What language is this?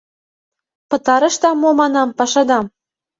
Mari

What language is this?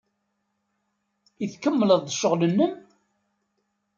Kabyle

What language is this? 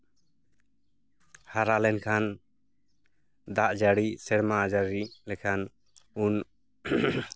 Santali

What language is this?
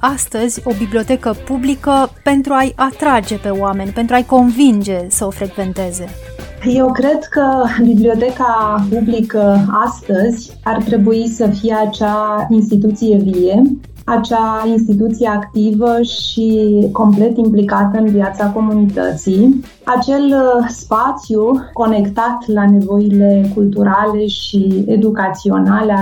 Romanian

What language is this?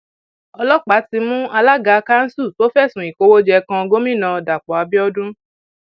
Yoruba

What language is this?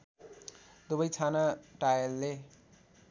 Nepali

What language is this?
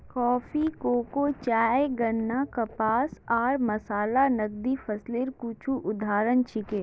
Magahi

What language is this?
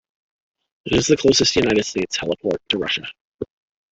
English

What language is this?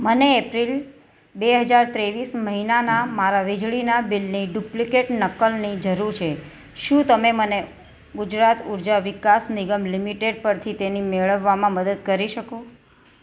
Gujarati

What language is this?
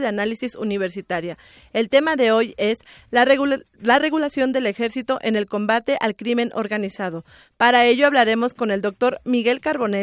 Spanish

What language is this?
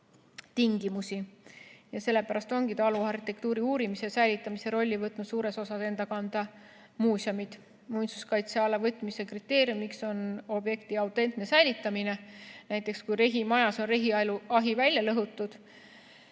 Estonian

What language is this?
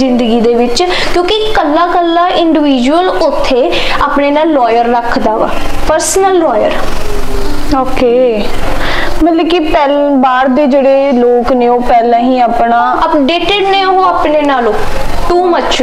Hindi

